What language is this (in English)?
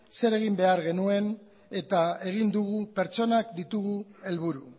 Basque